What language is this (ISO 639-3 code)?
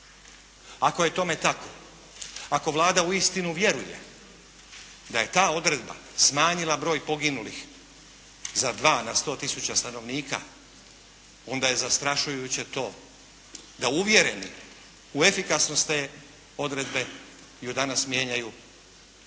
hrv